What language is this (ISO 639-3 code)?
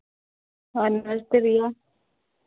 hin